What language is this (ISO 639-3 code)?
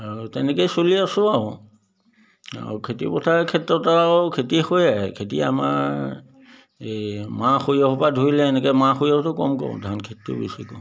asm